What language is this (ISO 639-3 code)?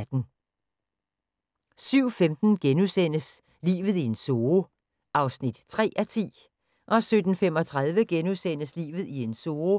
dan